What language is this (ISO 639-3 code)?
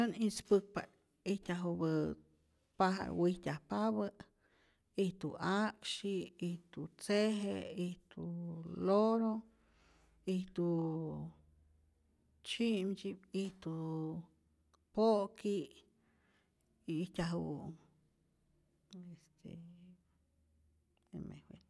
zor